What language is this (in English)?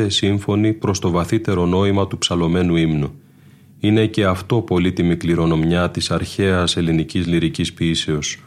Greek